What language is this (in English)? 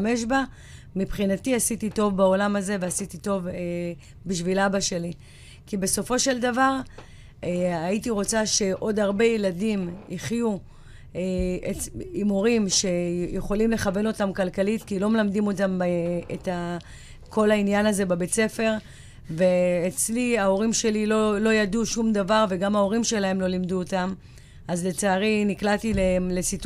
Hebrew